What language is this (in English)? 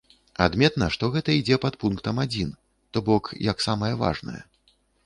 Belarusian